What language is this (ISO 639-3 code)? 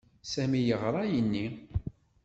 kab